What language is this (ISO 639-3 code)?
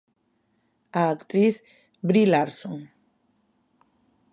glg